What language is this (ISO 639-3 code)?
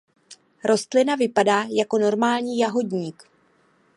ces